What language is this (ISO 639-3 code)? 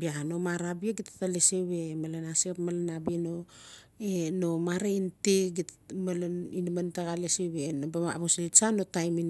ncf